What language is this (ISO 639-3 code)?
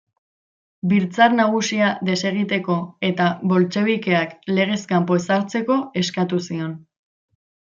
eus